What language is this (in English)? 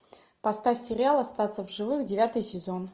Russian